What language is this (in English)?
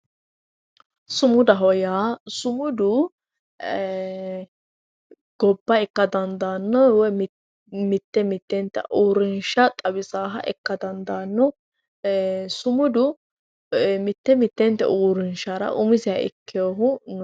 Sidamo